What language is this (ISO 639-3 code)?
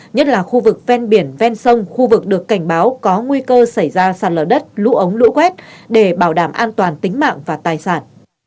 vie